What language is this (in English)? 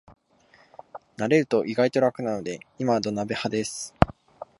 Japanese